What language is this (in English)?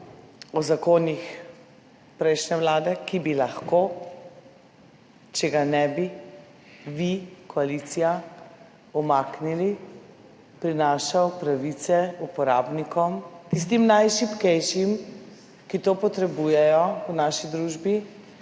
Slovenian